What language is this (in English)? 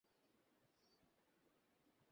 Bangla